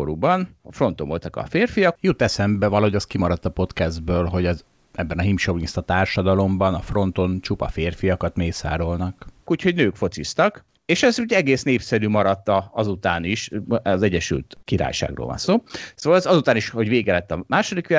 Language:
Hungarian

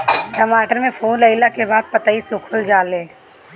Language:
Bhojpuri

